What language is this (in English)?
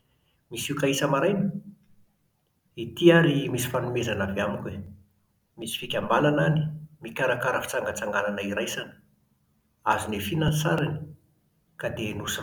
Malagasy